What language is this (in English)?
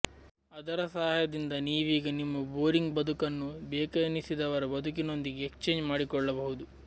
Kannada